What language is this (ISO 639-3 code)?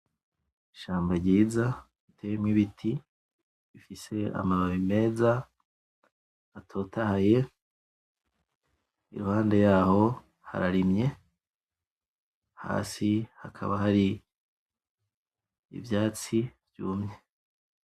run